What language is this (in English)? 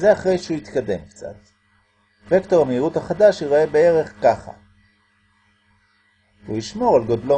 Hebrew